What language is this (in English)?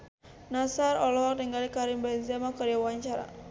Sundanese